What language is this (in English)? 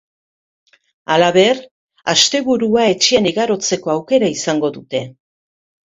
Basque